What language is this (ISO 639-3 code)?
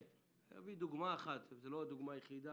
heb